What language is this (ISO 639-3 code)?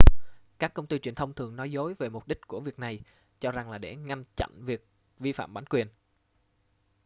vie